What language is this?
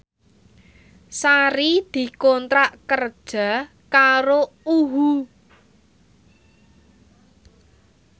Javanese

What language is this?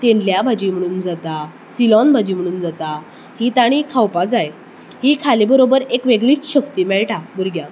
Konkani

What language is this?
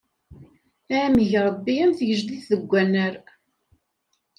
Kabyle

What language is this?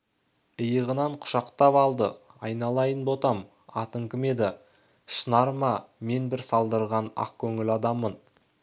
Kazakh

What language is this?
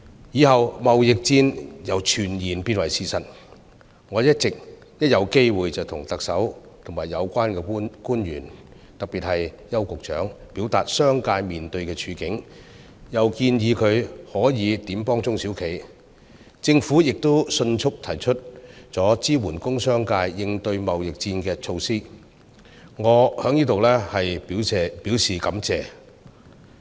Cantonese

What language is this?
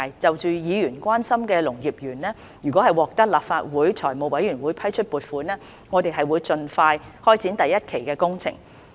Cantonese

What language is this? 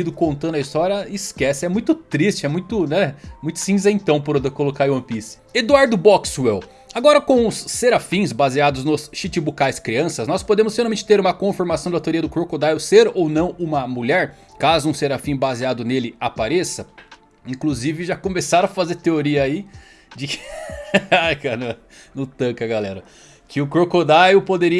Portuguese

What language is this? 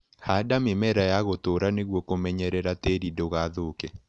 Kikuyu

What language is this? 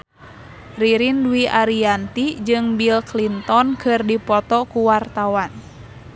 Sundanese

